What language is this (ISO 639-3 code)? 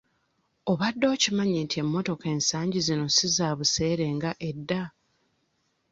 lug